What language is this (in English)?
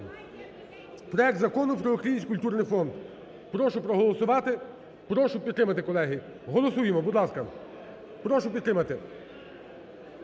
Ukrainian